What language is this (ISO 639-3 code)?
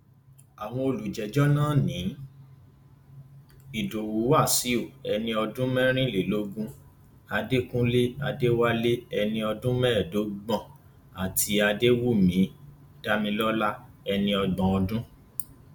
yor